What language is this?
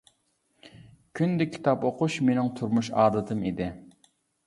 Uyghur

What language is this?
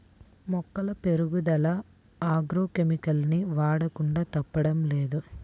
Telugu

